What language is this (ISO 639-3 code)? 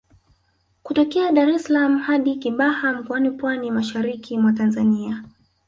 swa